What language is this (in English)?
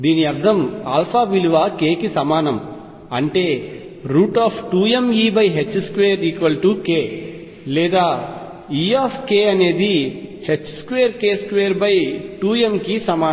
Telugu